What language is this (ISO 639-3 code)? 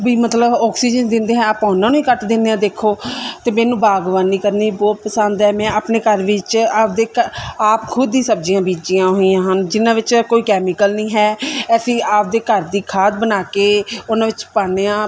pan